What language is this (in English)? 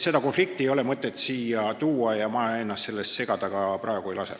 Estonian